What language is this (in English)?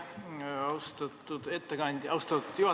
Estonian